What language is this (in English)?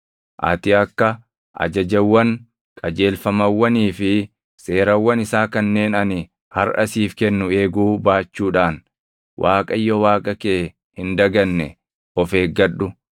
Oromo